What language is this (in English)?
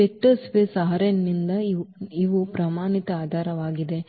Kannada